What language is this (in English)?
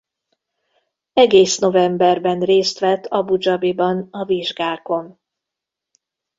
Hungarian